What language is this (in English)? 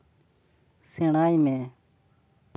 Santali